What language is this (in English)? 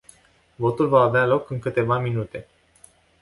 Romanian